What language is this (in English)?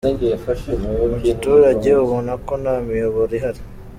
Kinyarwanda